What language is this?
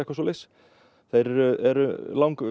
Icelandic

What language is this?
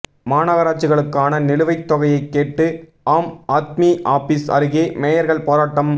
Tamil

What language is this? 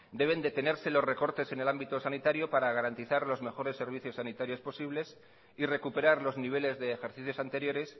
Spanish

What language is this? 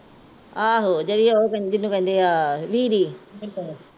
Punjabi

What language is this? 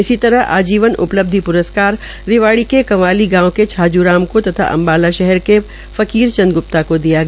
Hindi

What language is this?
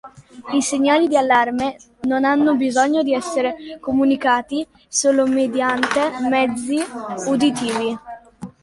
Italian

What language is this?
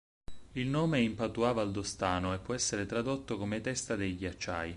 Italian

